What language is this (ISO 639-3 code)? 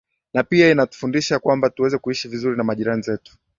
swa